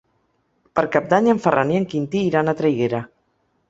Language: Catalan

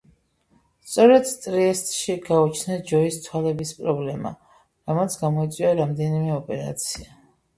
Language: Georgian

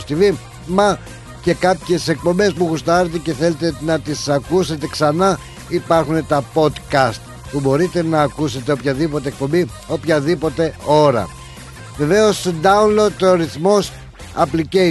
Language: Greek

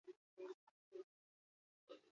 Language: Basque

